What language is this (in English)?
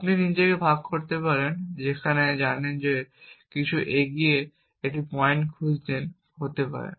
Bangla